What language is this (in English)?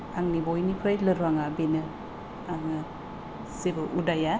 Bodo